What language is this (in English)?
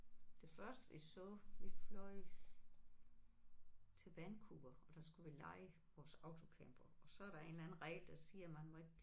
Danish